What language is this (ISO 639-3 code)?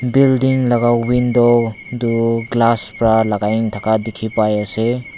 nag